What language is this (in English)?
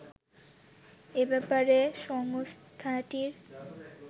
Bangla